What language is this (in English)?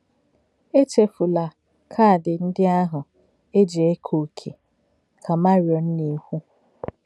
Igbo